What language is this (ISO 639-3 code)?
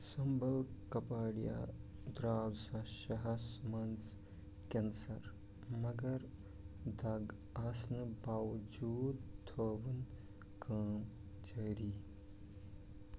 kas